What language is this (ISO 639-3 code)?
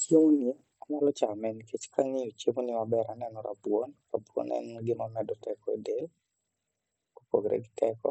luo